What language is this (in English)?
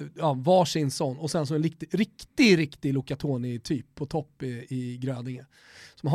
Swedish